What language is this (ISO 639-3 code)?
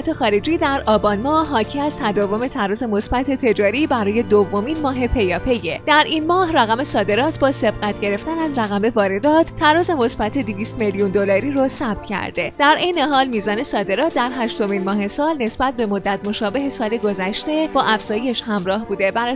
fas